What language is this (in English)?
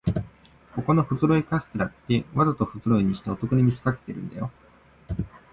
Japanese